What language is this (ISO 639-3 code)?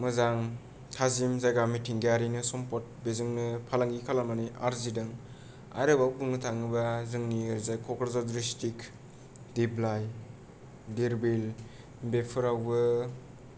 brx